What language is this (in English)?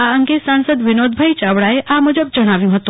Gujarati